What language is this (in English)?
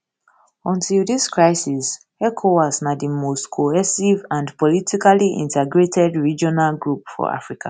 Nigerian Pidgin